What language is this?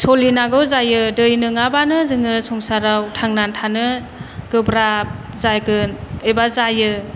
Bodo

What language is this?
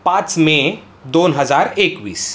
Marathi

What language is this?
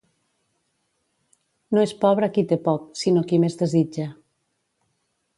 Catalan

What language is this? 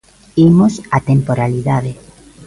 Galician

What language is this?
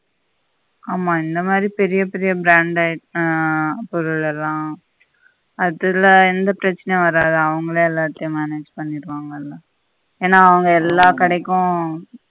Tamil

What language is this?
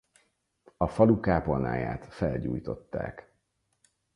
Hungarian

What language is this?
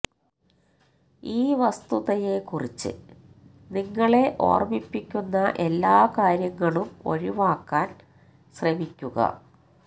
Malayalam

